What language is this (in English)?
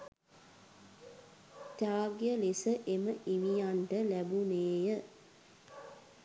Sinhala